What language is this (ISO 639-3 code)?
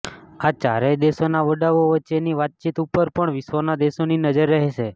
guj